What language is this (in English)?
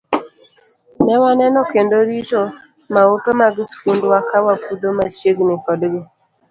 Luo (Kenya and Tanzania)